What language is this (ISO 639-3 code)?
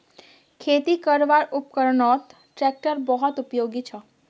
mag